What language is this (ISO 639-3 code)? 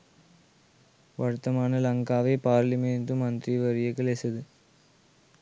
sin